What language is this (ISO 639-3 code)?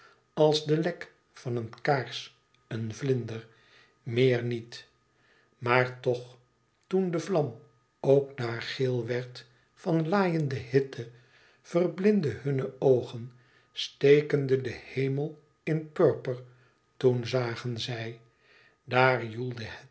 nld